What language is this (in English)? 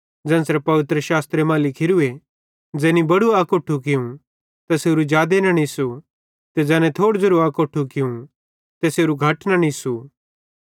Bhadrawahi